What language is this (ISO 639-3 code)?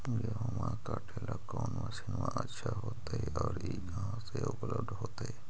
mag